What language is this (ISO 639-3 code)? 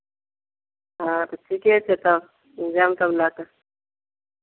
mai